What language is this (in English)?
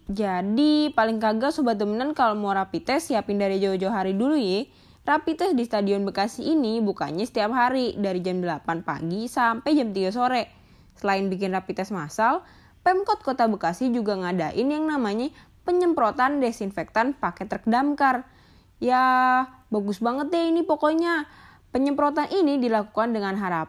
Indonesian